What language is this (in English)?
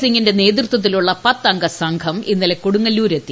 Malayalam